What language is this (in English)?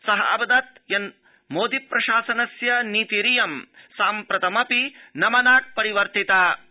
Sanskrit